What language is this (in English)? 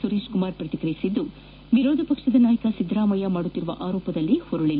Kannada